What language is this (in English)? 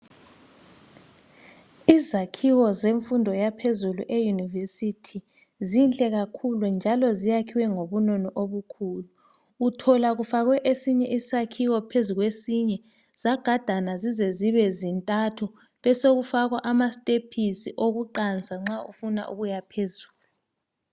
North Ndebele